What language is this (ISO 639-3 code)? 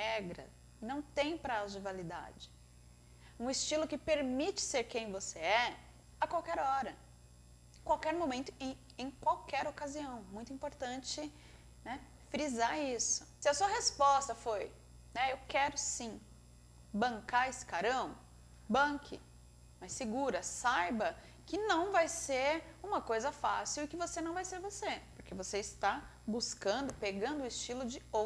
por